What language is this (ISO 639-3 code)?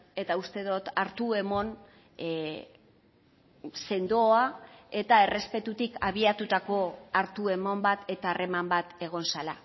eus